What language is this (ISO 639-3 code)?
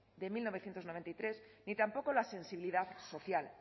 spa